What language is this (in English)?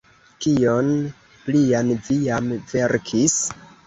Esperanto